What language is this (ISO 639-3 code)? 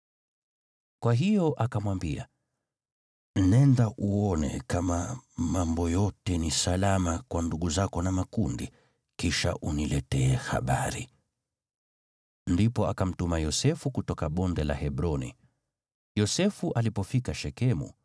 swa